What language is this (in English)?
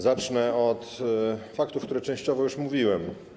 Polish